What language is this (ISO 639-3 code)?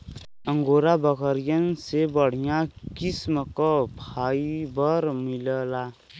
bho